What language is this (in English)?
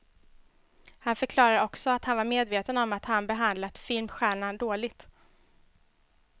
Swedish